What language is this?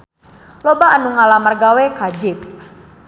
Sundanese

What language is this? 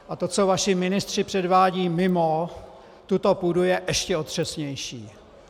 Czech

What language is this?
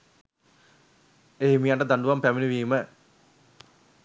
Sinhala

